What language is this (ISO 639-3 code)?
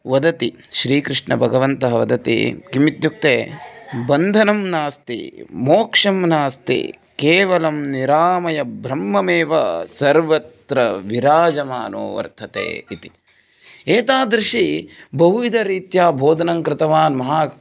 san